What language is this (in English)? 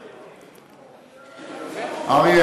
Hebrew